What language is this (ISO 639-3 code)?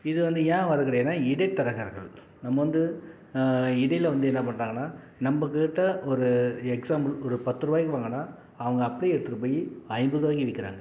tam